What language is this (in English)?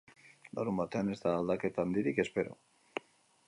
Basque